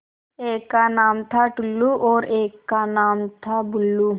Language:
Hindi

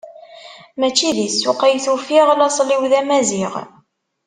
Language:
Kabyle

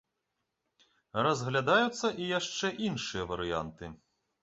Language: Belarusian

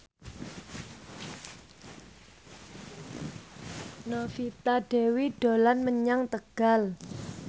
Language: Javanese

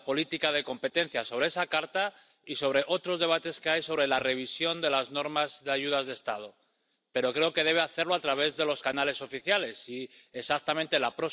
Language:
Spanish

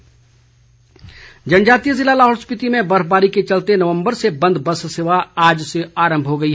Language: Hindi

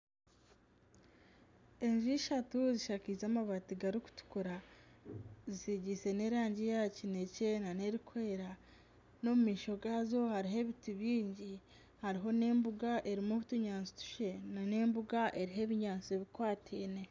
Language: Nyankole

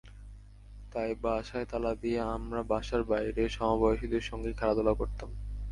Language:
Bangla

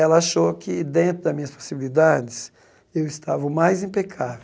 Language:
Portuguese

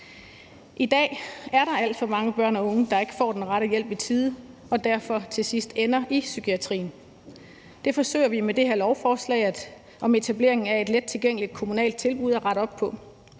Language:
Danish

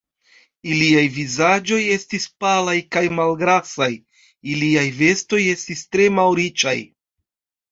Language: Esperanto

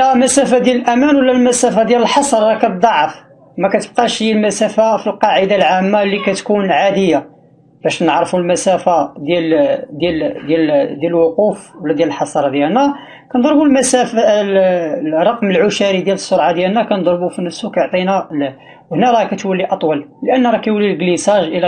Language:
Arabic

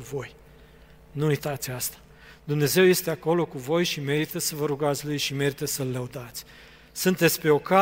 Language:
Romanian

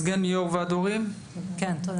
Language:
Hebrew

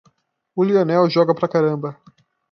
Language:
Portuguese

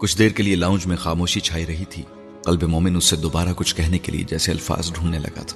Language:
Urdu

